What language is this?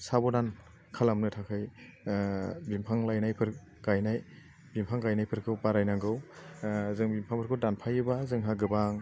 Bodo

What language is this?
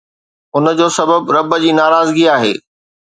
Sindhi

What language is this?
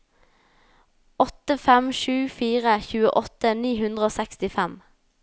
Norwegian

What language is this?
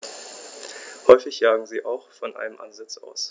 German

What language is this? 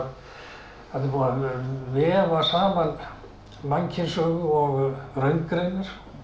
Icelandic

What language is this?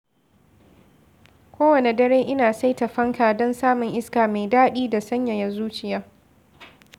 Hausa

